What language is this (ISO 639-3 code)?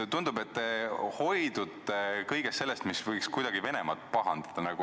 est